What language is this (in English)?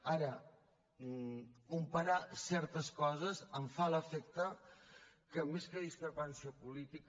Catalan